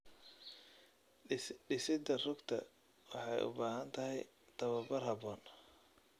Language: Somali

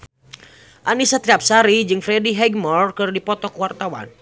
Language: Sundanese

